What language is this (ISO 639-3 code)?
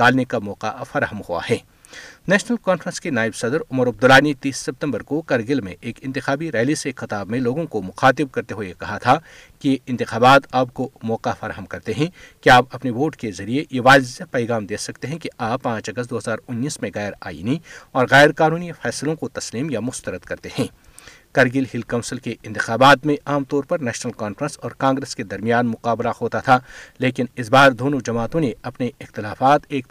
urd